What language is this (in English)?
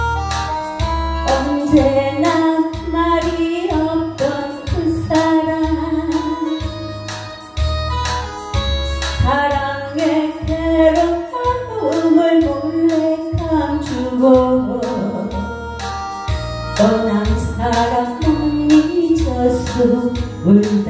Korean